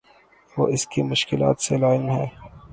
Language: Urdu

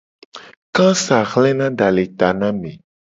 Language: Gen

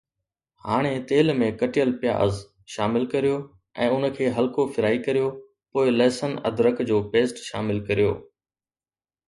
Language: Sindhi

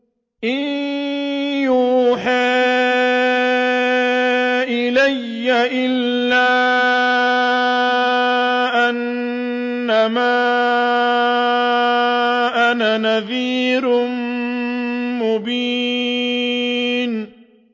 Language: Arabic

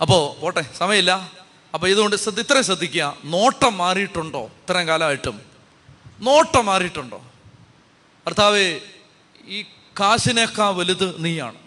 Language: Malayalam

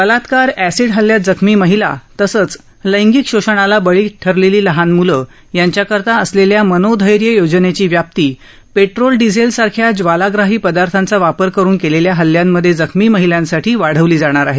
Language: Marathi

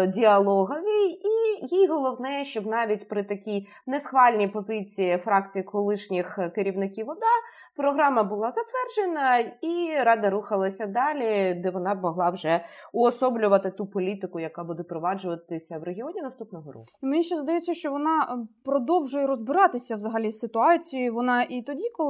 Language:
Ukrainian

